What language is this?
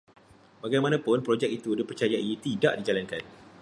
Malay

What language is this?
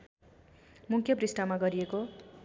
Nepali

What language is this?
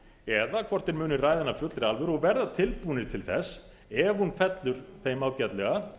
Icelandic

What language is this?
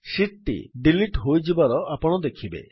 Odia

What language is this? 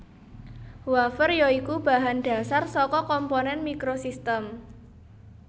Javanese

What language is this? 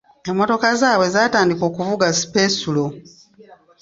Ganda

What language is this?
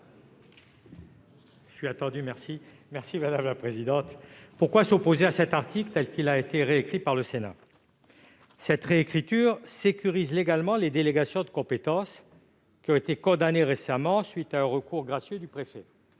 French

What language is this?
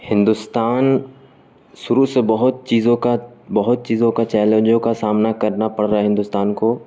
Urdu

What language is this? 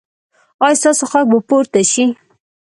Pashto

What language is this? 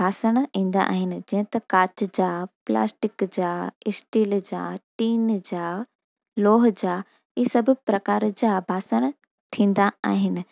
Sindhi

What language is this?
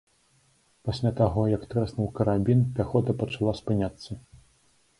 Belarusian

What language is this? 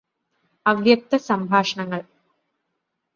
Malayalam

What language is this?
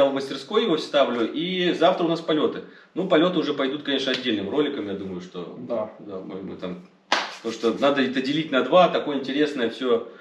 Russian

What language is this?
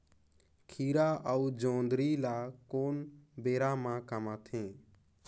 Chhattisgarhi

